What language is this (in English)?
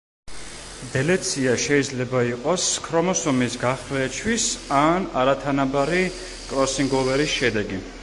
Georgian